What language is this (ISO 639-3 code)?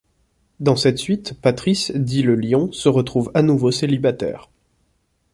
fra